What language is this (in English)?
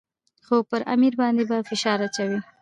Pashto